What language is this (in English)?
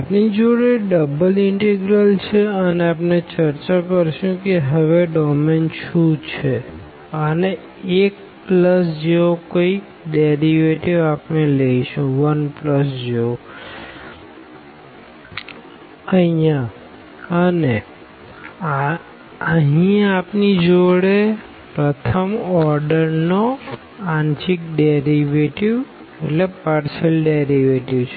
Gujarati